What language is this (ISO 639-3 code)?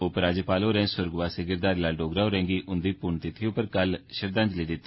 doi